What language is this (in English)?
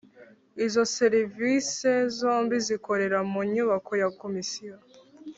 Kinyarwanda